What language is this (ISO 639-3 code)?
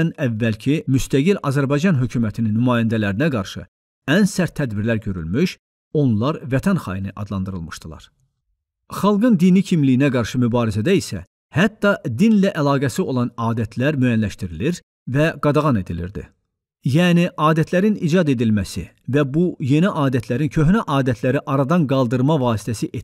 tur